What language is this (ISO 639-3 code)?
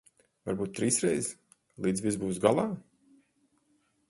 lav